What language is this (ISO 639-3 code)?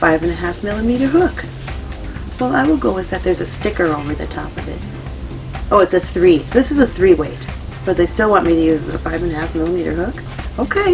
eng